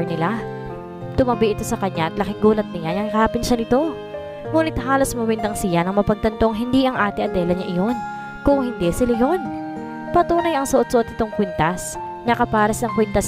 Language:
Filipino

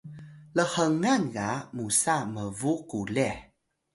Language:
Atayal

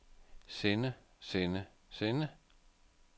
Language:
Danish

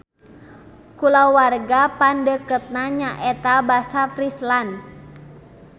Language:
Sundanese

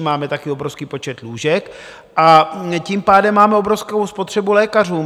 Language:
Czech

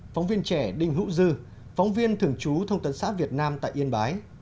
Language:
Vietnamese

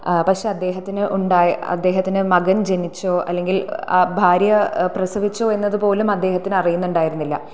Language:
Malayalam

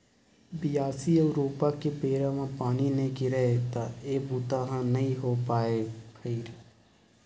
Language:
Chhattisgarhi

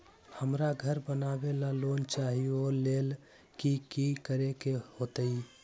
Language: Magahi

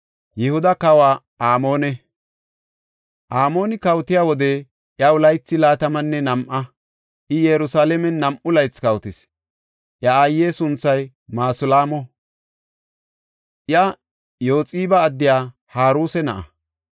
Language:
Gofa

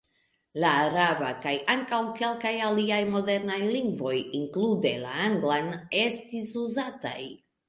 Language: Esperanto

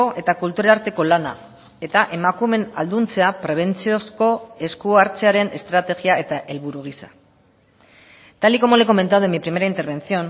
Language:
Basque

